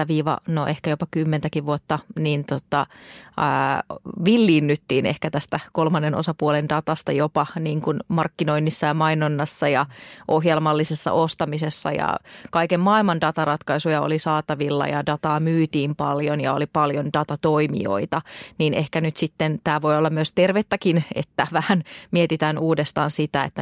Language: Finnish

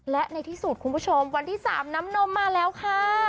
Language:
Thai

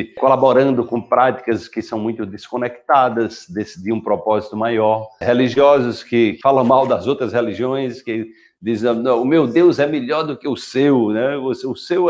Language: Portuguese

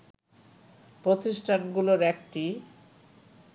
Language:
Bangla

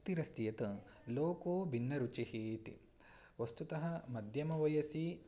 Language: Sanskrit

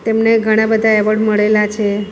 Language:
Gujarati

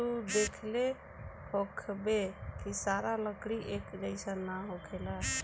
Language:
Bhojpuri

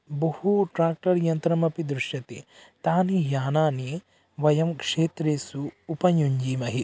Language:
Sanskrit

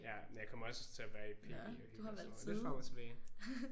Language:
Danish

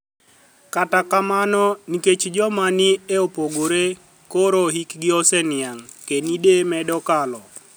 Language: Luo (Kenya and Tanzania)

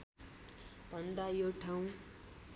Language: Nepali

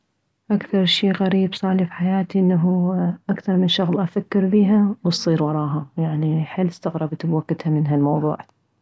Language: Mesopotamian Arabic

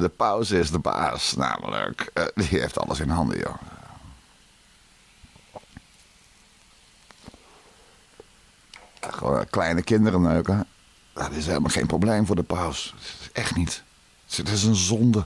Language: Dutch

